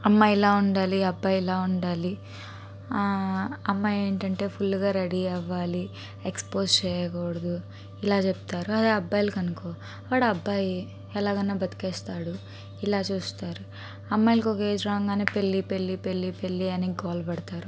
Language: Telugu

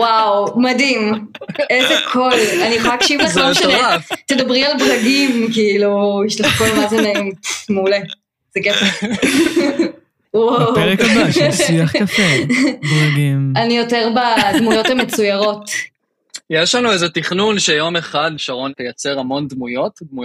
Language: Hebrew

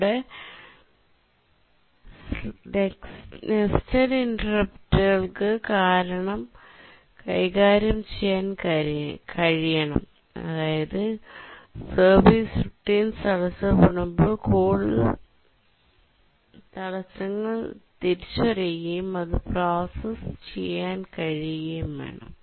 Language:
Malayalam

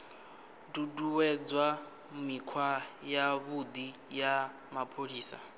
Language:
Venda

